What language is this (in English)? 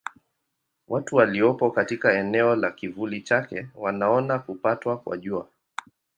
Swahili